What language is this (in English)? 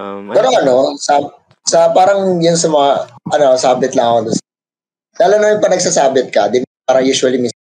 Filipino